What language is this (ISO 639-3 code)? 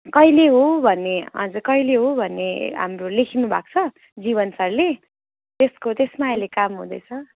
nep